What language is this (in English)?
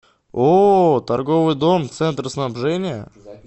Russian